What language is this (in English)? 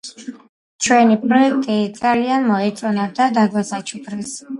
Georgian